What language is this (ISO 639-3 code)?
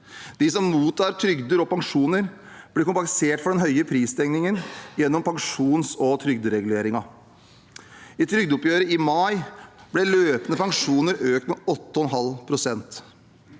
nor